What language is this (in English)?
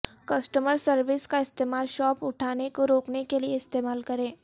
Urdu